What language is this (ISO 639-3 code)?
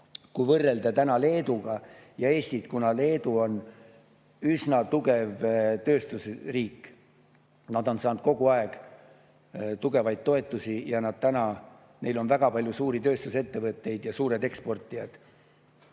est